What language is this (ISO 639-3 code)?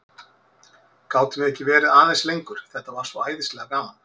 isl